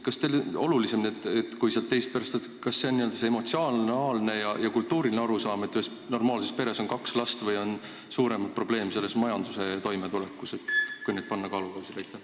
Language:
Estonian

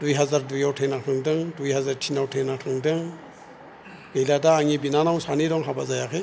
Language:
Bodo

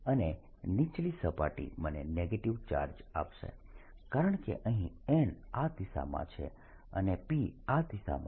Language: Gujarati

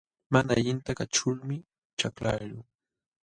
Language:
Jauja Wanca Quechua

